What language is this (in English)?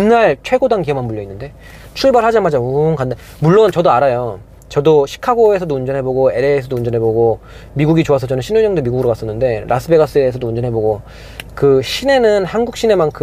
Korean